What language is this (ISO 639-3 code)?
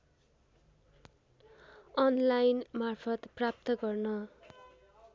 nep